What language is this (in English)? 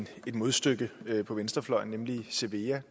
Danish